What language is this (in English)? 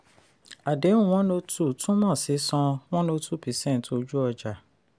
Yoruba